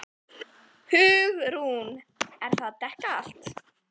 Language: Icelandic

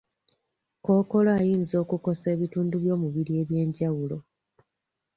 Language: Ganda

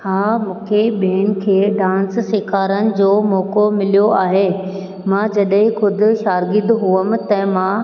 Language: Sindhi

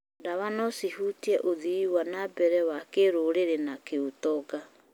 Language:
Kikuyu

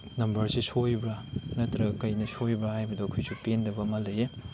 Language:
Manipuri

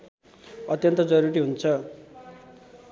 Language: Nepali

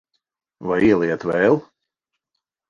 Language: Latvian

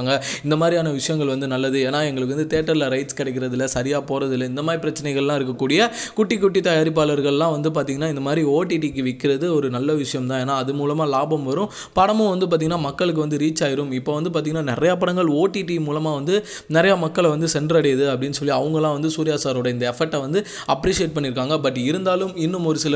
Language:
Indonesian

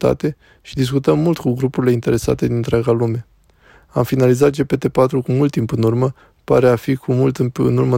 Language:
Romanian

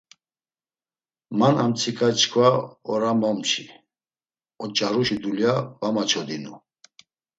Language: Laz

